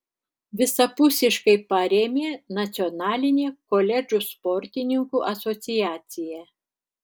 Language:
Lithuanian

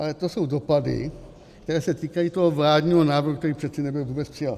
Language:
Czech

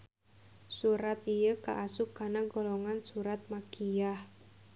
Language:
Sundanese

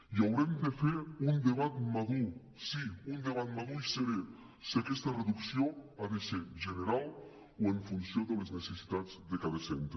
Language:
Catalan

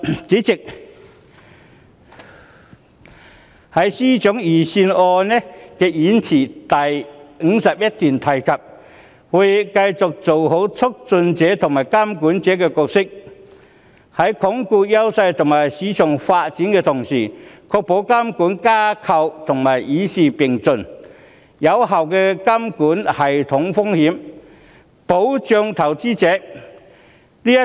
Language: Cantonese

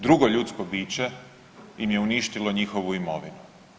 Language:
Croatian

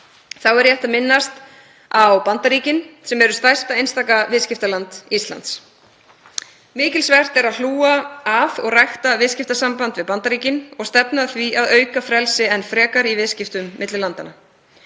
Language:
Icelandic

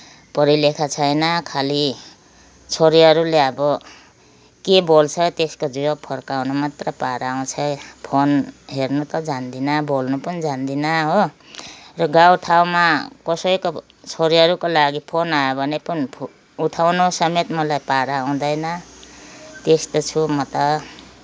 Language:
Nepali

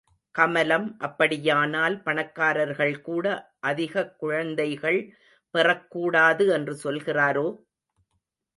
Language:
Tamil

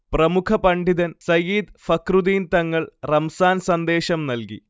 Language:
Malayalam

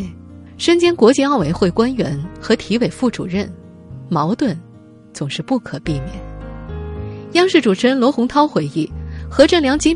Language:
Chinese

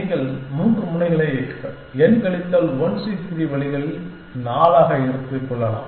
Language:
Tamil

